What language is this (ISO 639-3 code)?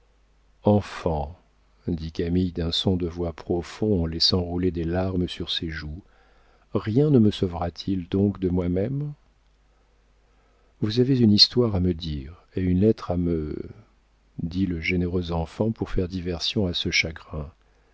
fra